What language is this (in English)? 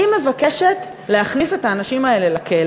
Hebrew